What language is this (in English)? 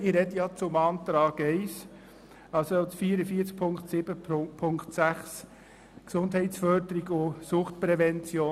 Swiss German